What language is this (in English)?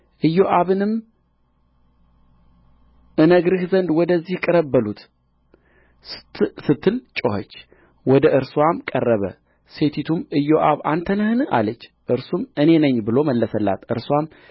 Amharic